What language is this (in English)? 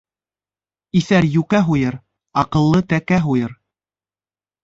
Bashkir